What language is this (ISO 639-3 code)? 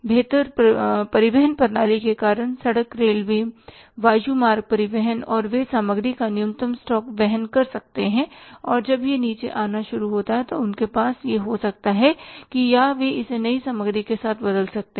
hin